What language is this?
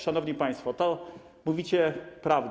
Polish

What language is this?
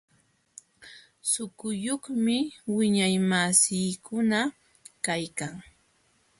Jauja Wanca Quechua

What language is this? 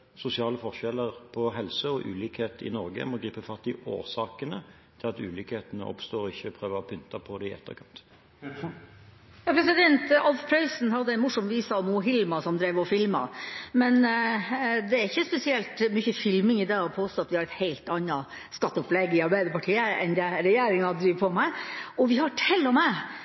Norwegian Bokmål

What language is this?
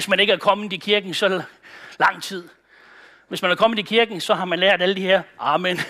Danish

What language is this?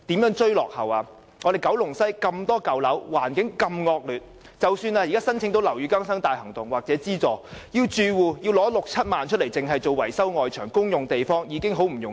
Cantonese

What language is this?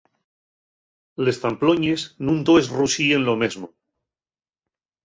Asturian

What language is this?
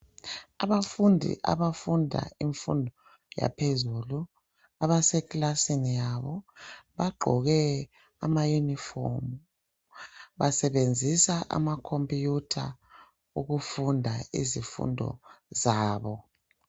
North Ndebele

